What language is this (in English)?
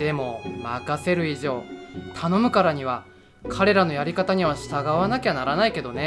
Japanese